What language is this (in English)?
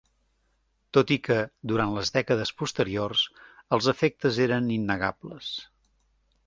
Catalan